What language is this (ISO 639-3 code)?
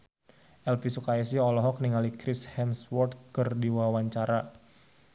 sun